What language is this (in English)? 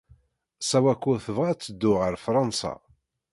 Kabyle